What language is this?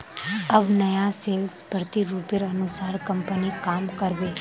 Magahi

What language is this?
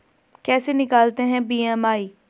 Hindi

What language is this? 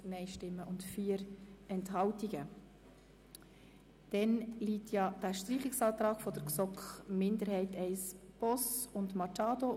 Swiss German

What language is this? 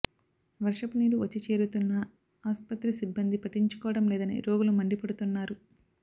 Telugu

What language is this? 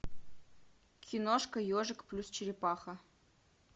Russian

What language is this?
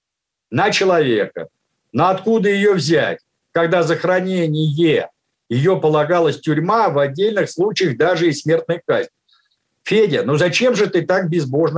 Russian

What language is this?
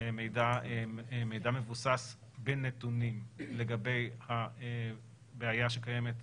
Hebrew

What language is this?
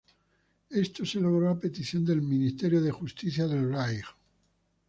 Spanish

